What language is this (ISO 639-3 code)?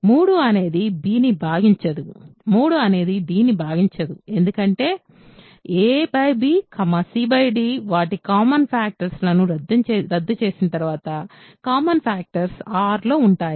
tel